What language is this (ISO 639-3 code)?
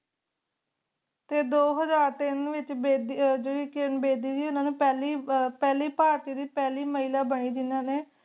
pan